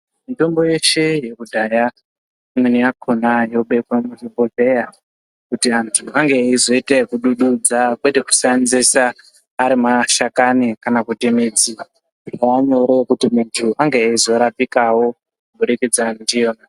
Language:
Ndau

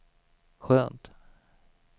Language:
Swedish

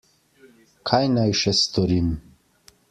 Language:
Slovenian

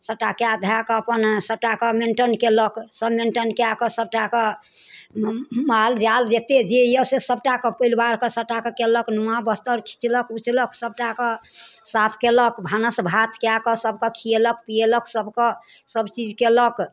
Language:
Maithili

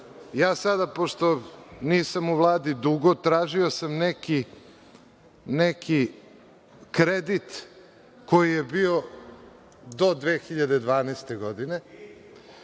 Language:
Serbian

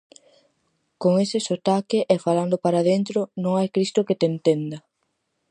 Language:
Galician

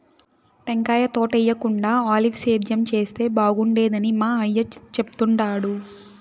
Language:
Telugu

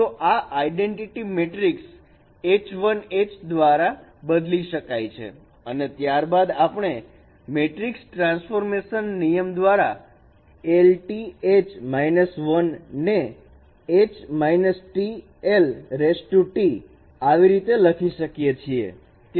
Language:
Gujarati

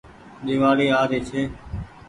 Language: Goaria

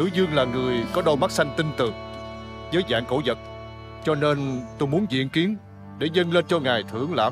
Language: Vietnamese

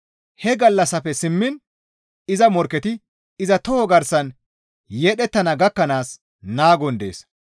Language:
Gamo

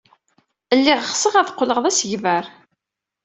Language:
Kabyle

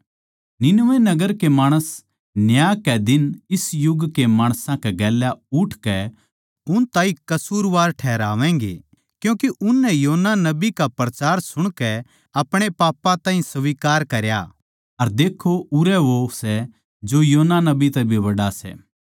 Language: Haryanvi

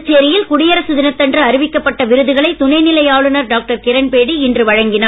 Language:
Tamil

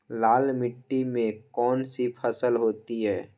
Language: Magahi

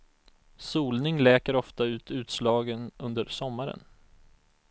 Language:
Swedish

